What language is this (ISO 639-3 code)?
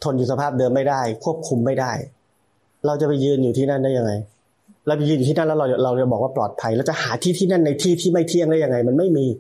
tha